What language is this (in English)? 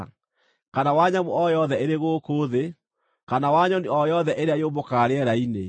Kikuyu